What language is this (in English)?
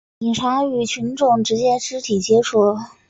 Chinese